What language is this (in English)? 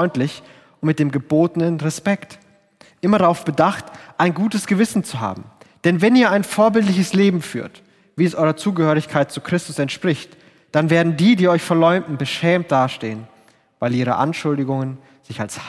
German